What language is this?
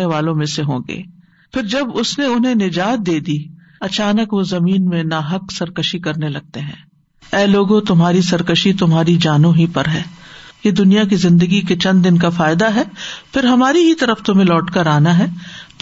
Urdu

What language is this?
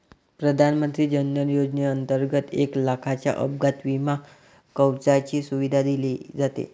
Marathi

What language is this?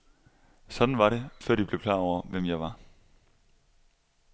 Danish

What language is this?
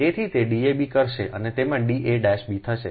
Gujarati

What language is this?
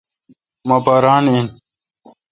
Kalkoti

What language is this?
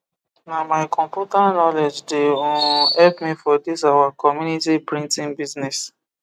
Nigerian Pidgin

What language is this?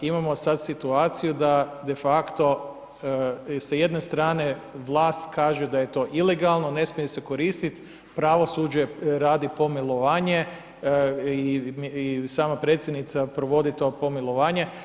Croatian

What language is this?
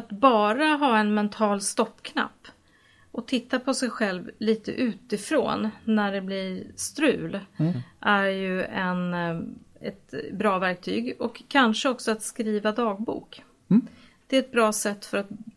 Swedish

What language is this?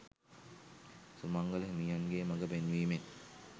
Sinhala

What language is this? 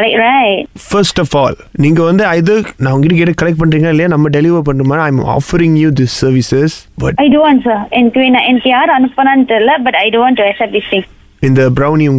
Tamil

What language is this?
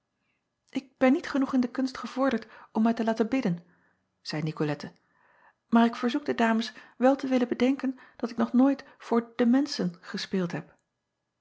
Dutch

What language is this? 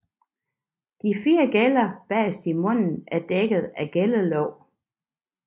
Danish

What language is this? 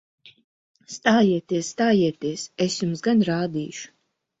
Latvian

